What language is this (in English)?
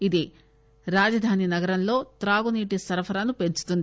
Telugu